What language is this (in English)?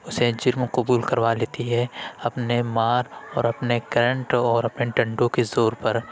Urdu